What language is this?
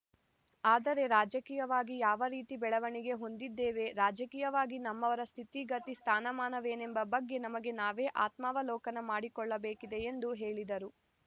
Kannada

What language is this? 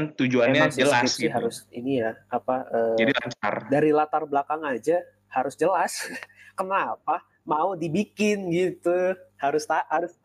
Indonesian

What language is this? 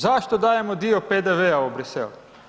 Croatian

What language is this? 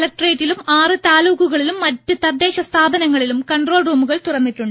Malayalam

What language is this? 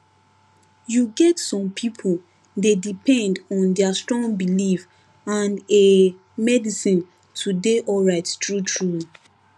Nigerian Pidgin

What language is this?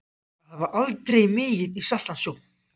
Icelandic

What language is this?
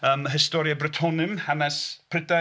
Welsh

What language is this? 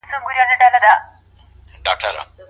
Pashto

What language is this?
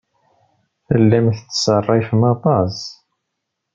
Kabyle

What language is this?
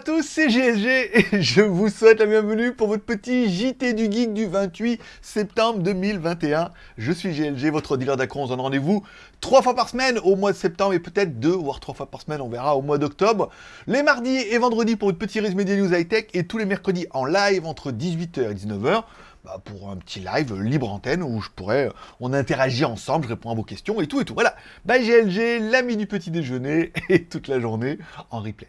French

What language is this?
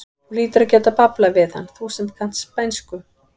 Icelandic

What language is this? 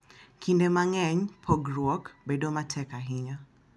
Luo (Kenya and Tanzania)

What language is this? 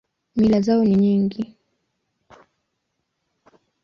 Swahili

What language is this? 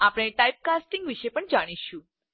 Gujarati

